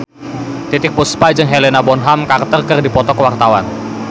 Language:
Sundanese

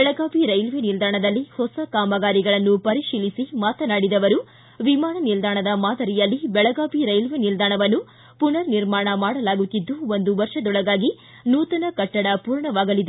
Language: Kannada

